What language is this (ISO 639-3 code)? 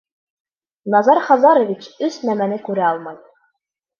bak